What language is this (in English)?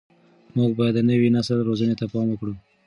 Pashto